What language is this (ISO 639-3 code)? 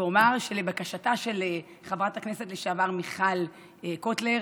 heb